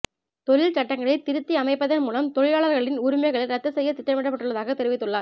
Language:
Tamil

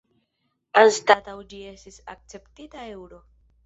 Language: Esperanto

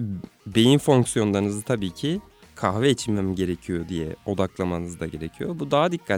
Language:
Turkish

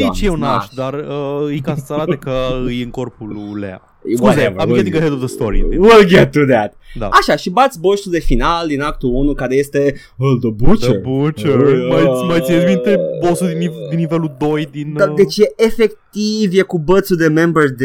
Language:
Romanian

